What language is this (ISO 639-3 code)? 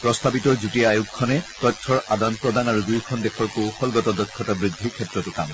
asm